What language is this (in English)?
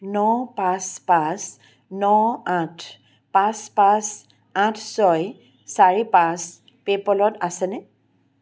Assamese